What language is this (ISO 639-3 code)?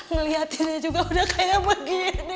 ind